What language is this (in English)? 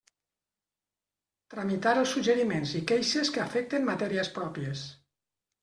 Catalan